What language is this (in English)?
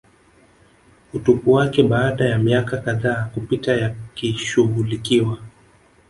Swahili